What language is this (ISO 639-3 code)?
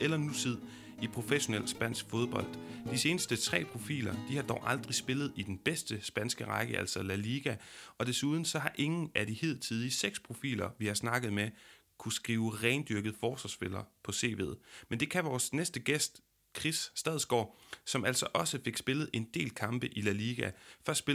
dan